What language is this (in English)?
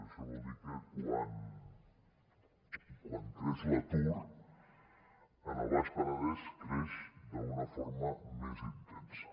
Catalan